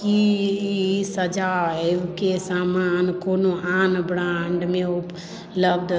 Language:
Maithili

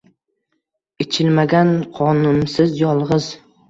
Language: Uzbek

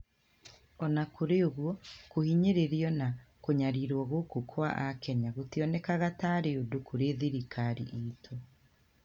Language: Kikuyu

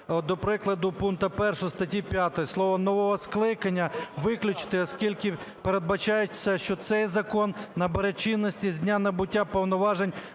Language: Ukrainian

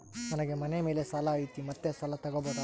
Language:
Kannada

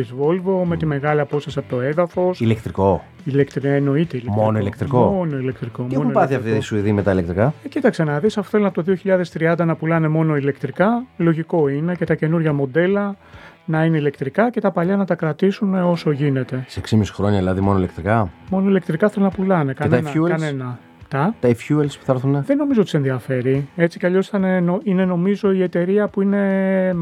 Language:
Greek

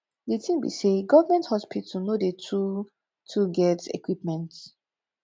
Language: Nigerian Pidgin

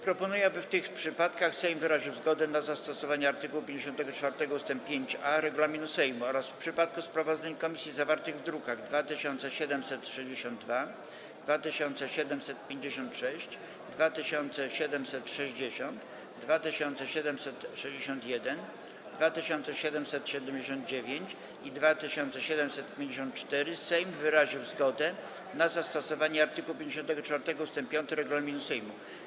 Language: Polish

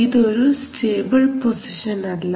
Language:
Malayalam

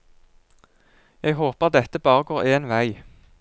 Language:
Norwegian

